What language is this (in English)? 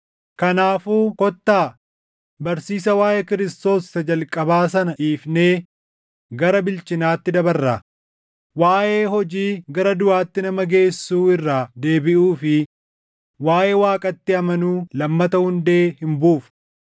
Oromo